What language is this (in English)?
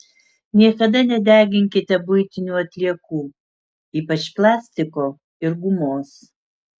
Lithuanian